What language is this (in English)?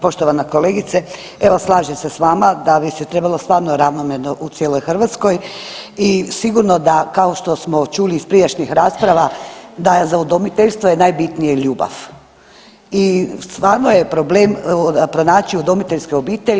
Croatian